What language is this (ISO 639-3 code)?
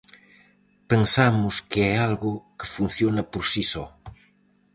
glg